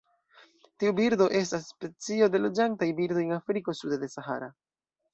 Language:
Esperanto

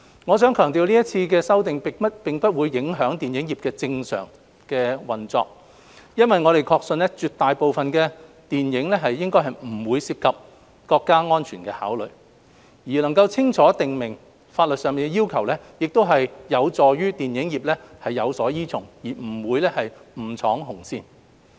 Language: Cantonese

